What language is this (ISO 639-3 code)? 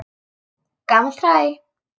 isl